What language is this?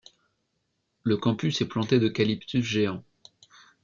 French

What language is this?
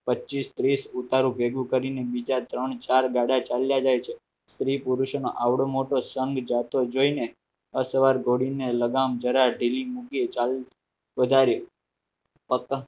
Gujarati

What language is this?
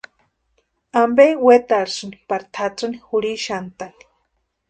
Western Highland Purepecha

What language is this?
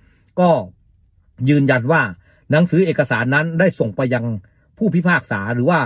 Thai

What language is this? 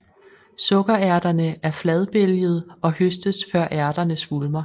Danish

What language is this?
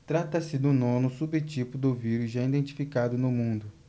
Portuguese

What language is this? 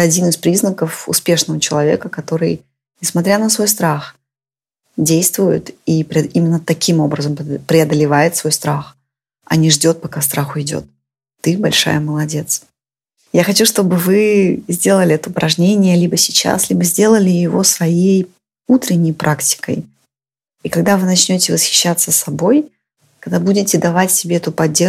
Russian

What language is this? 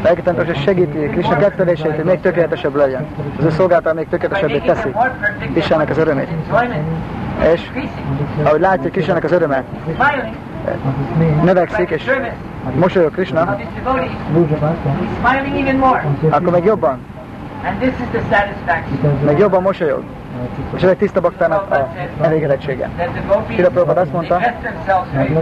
Hungarian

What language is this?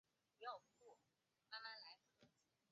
Chinese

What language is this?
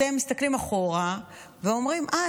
Hebrew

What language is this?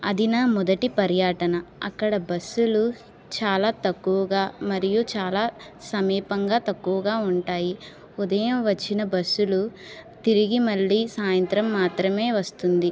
Telugu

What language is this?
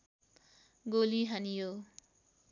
Nepali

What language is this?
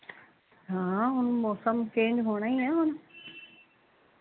Punjabi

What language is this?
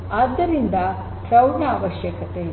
Kannada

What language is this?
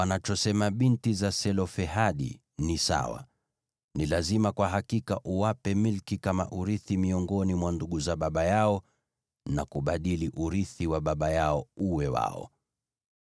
Swahili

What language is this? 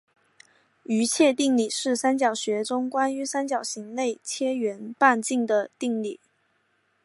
Chinese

